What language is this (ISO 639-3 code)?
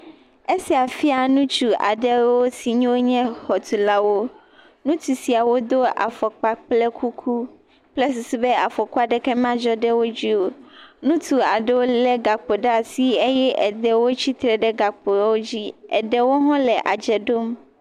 ewe